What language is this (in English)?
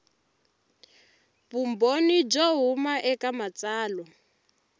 Tsonga